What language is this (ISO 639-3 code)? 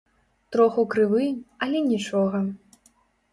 bel